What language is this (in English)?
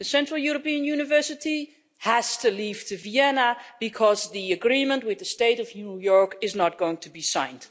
English